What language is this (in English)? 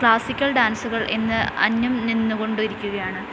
Malayalam